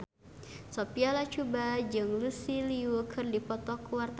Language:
Sundanese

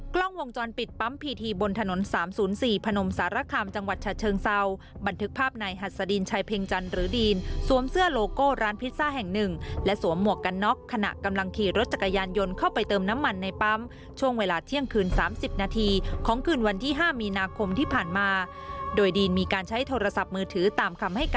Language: Thai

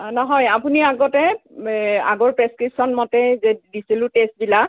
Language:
Assamese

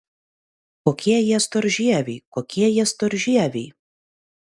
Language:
Lithuanian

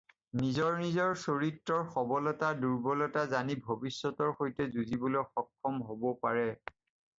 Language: Assamese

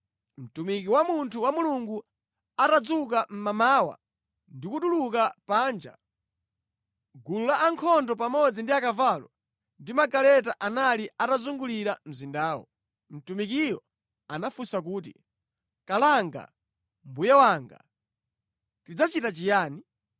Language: Nyanja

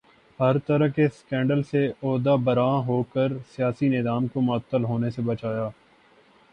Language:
Urdu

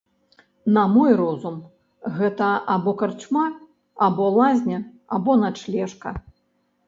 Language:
Belarusian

